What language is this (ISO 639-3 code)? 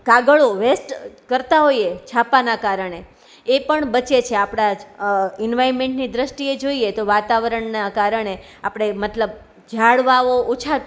guj